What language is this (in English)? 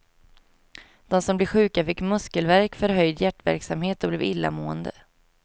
Swedish